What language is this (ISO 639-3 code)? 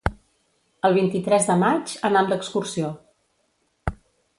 cat